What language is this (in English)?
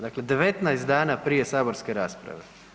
Croatian